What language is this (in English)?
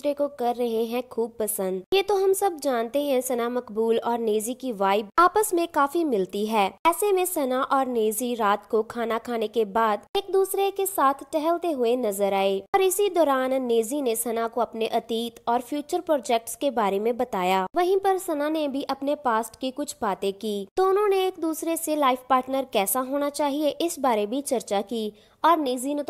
Hindi